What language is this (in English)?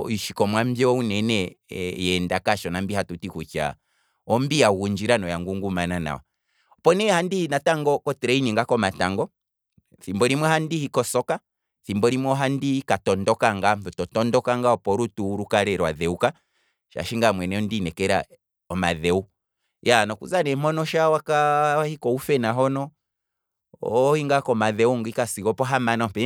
Kwambi